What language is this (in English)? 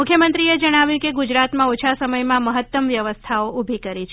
Gujarati